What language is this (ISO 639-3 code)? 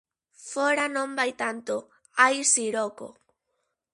glg